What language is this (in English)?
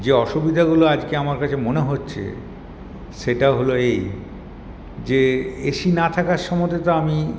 Bangla